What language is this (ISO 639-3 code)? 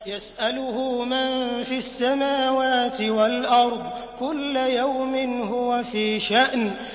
ara